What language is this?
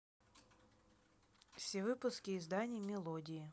Russian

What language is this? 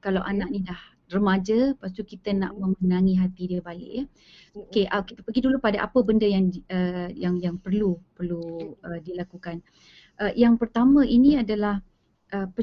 Malay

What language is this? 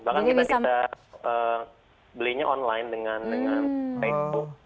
Indonesian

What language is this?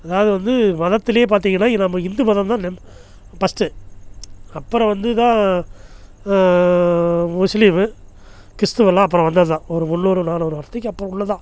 Tamil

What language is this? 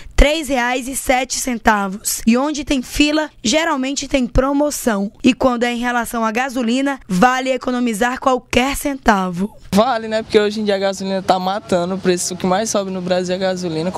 Portuguese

